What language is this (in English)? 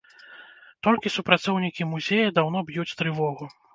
Belarusian